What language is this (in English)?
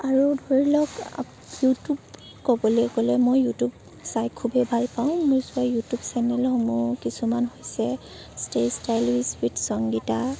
Assamese